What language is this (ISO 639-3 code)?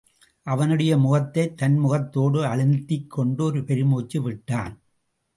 tam